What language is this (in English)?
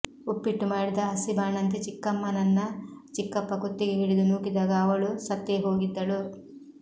Kannada